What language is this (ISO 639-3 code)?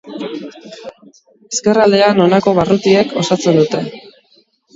eus